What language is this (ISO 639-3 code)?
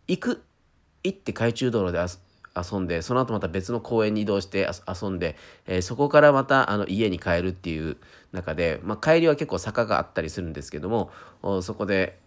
jpn